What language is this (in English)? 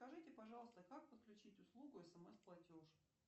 Russian